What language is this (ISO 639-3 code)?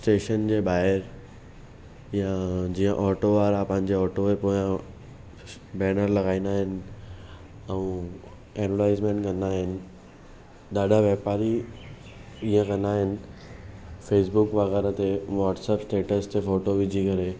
snd